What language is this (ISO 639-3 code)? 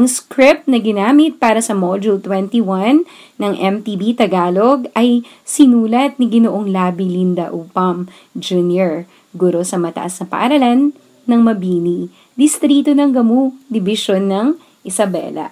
fil